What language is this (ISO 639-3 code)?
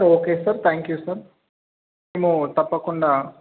tel